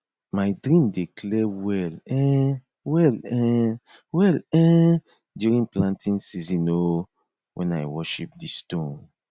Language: Nigerian Pidgin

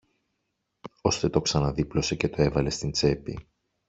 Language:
Greek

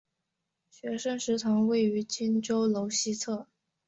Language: Chinese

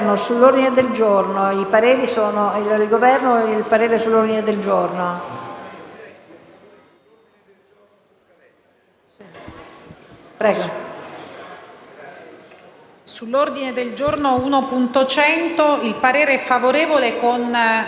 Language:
Italian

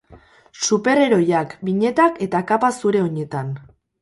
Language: Basque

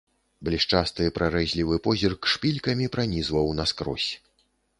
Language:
Belarusian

